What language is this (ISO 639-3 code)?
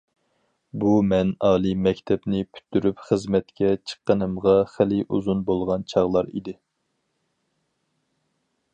uig